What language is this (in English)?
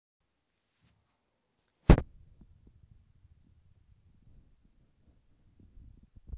Russian